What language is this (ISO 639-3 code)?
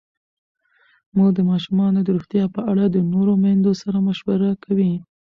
pus